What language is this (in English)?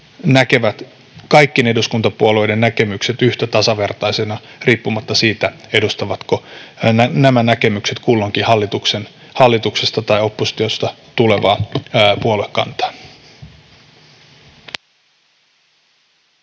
Finnish